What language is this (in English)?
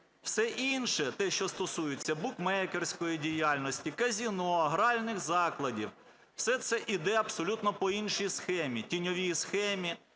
Ukrainian